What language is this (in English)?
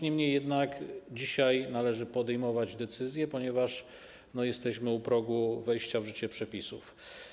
Polish